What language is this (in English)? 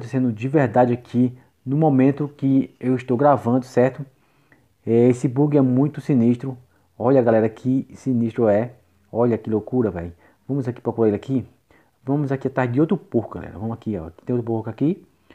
Portuguese